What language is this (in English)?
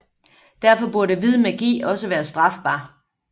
Danish